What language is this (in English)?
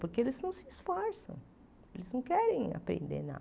Portuguese